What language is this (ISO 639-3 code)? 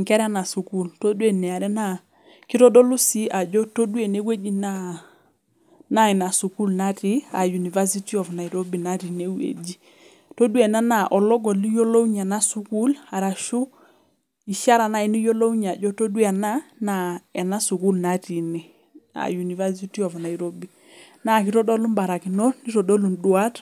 mas